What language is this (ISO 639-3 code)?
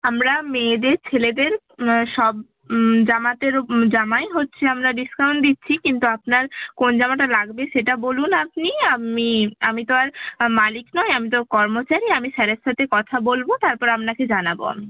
ben